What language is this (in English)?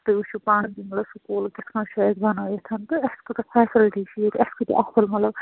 Kashmiri